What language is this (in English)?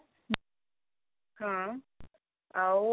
Odia